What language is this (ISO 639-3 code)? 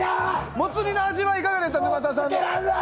jpn